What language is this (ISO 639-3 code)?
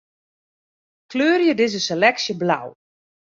fry